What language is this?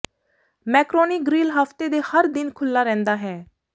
Punjabi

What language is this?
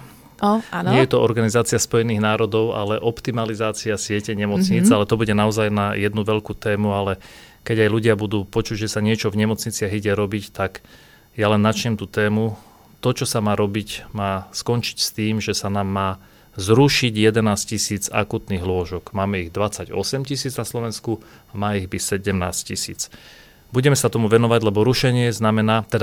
Slovak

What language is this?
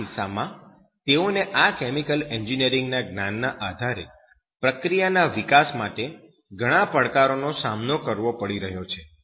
Gujarati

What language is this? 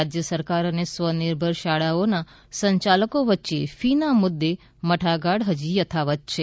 Gujarati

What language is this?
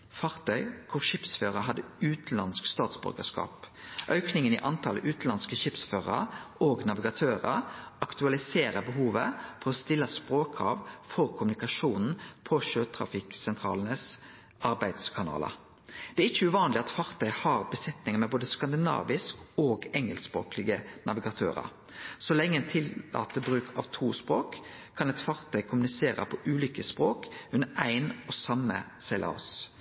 Norwegian Nynorsk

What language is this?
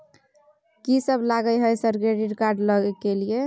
Maithili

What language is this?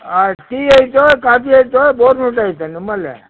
Kannada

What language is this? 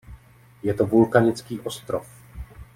Czech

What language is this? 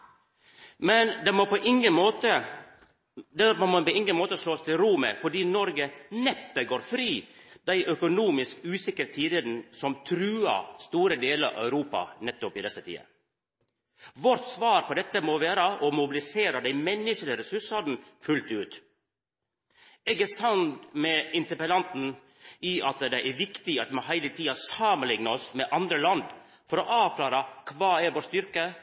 Norwegian Nynorsk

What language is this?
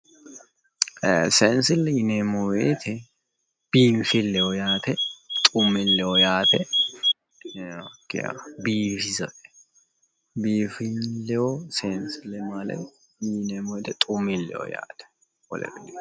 Sidamo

